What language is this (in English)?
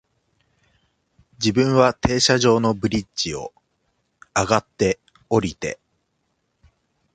Japanese